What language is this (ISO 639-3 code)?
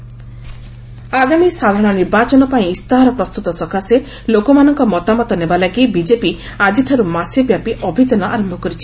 ori